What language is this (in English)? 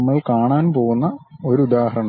Malayalam